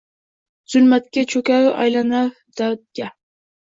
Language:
Uzbek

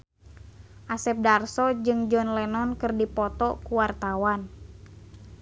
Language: Sundanese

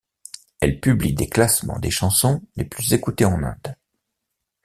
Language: French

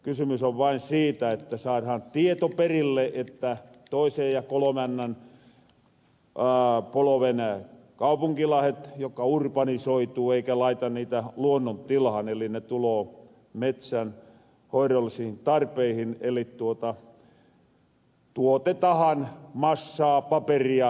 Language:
Finnish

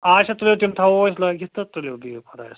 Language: Kashmiri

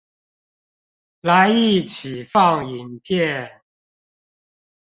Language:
Chinese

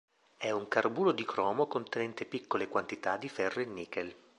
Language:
Italian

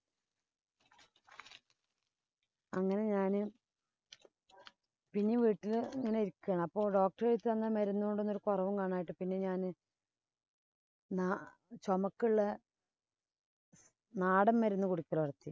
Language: Malayalam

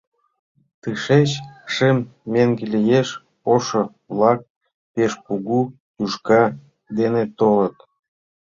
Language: Mari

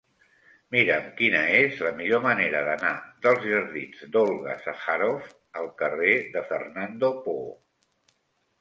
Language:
Catalan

